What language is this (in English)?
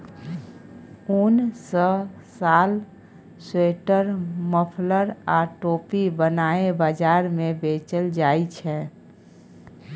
Maithili